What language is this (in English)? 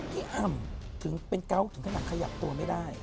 Thai